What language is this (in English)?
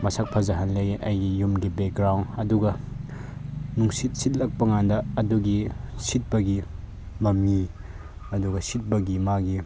Manipuri